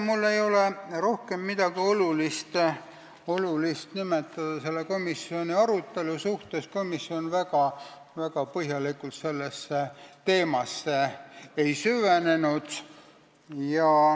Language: Estonian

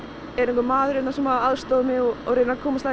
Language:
Icelandic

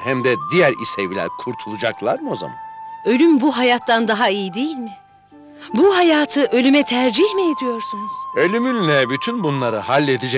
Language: Turkish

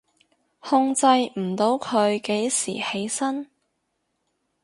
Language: Cantonese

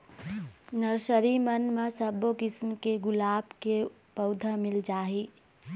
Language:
Chhattisgarhi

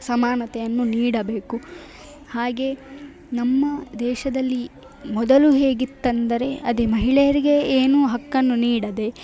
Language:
Kannada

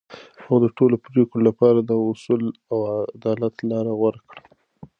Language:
Pashto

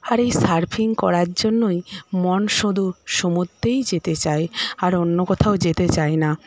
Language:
Bangla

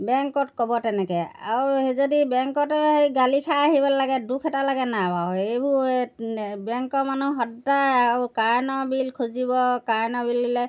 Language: Assamese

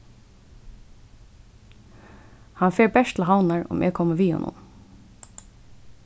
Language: Faroese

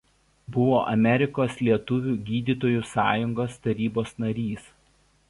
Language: Lithuanian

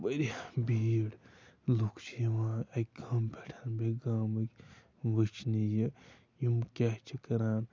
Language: Kashmiri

